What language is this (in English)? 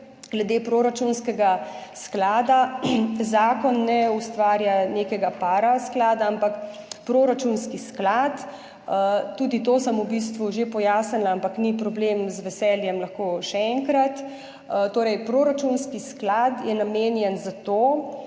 Slovenian